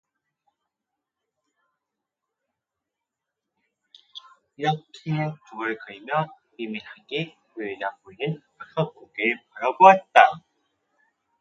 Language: Korean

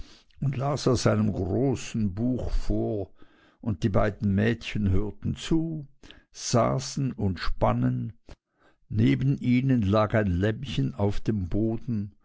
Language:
German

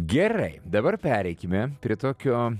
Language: Lithuanian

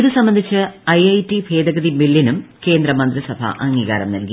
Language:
Malayalam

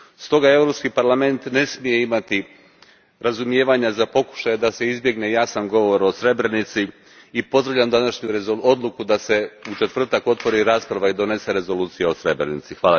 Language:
Croatian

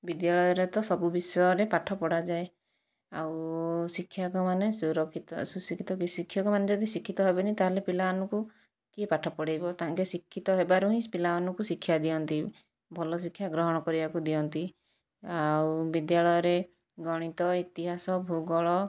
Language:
Odia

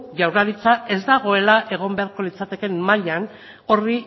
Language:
Basque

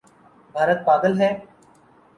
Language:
Urdu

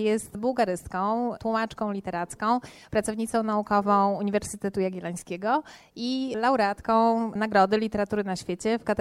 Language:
Polish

